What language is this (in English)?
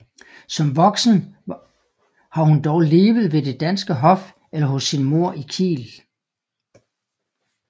Danish